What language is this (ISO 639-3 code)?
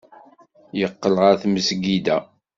kab